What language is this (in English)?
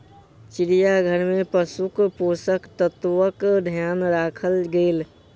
Maithili